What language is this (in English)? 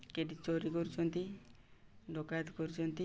Odia